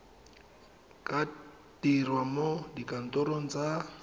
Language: Tswana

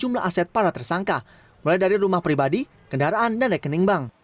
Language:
Indonesian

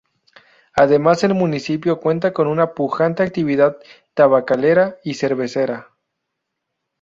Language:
Spanish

